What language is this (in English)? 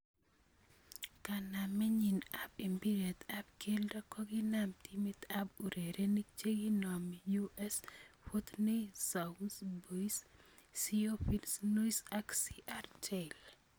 Kalenjin